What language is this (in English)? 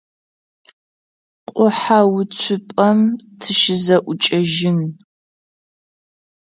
Adyghe